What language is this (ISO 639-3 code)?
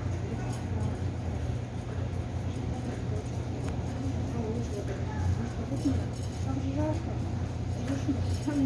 kor